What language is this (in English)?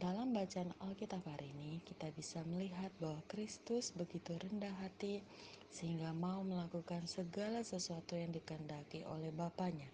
Indonesian